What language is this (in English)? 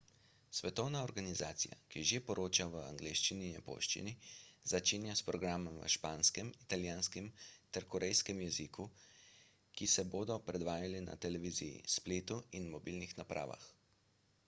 Slovenian